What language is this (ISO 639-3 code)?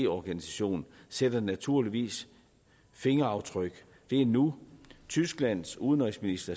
dan